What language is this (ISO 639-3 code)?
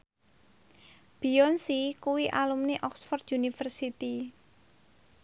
jav